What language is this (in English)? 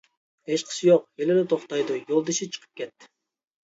Uyghur